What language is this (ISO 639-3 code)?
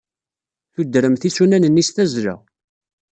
kab